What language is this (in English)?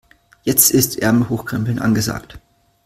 German